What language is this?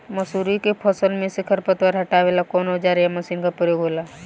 Bhojpuri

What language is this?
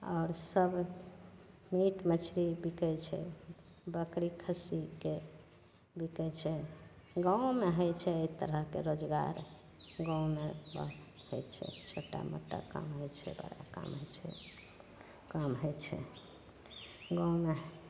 Maithili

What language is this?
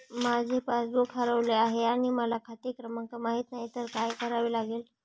Marathi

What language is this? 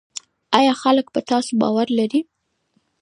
Pashto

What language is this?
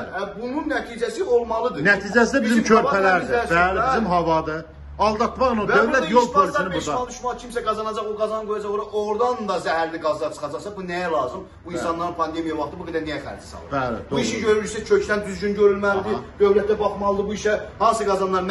Turkish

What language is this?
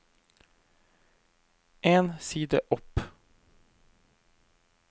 Norwegian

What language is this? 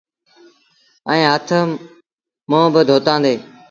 Sindhi Bhil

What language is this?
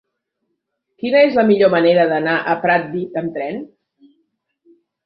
Catalan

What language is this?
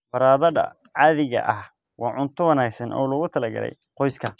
Somali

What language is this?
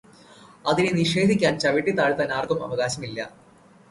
Malayalam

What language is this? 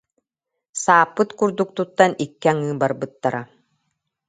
Yakut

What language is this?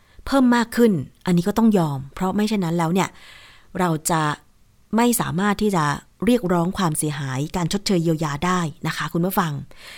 Thai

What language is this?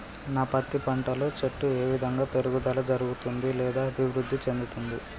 Telugu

